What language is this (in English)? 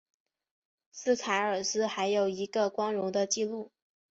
Chinese